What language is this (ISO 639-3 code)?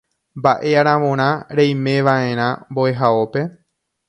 grn